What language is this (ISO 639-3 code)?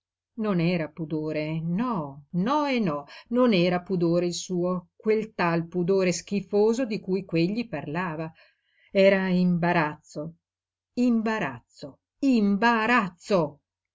ita